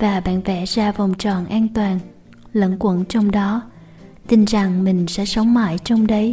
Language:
Vietnamese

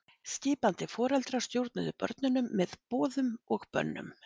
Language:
Icelandic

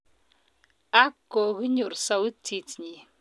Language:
Kalenjin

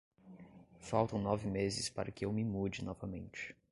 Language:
Portuguese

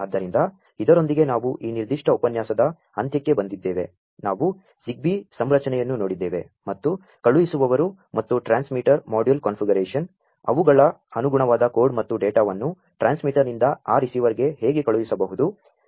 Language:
Kannada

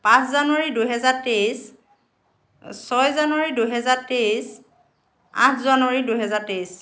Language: Assamese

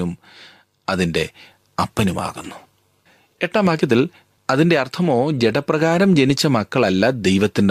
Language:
Malayalam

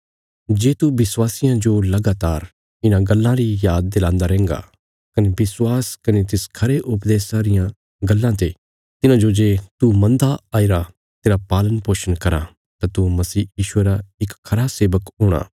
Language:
Bilaspuri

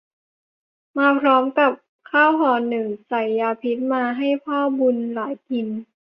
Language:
Thai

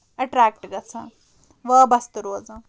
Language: Kashmiri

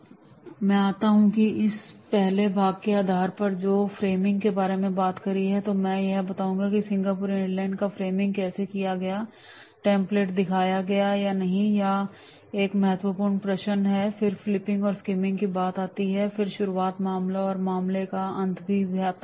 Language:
Hindi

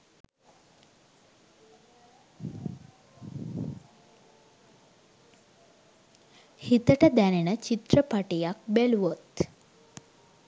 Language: Sinhala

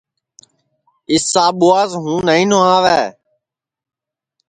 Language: Sansi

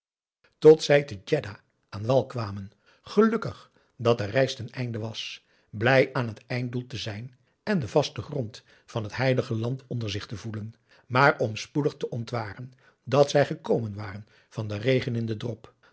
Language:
Dutch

